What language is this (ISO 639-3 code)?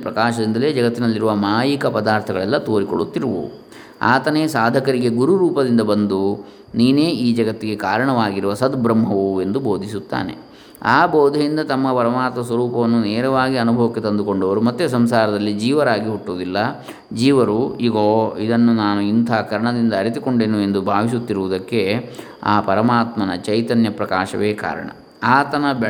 kan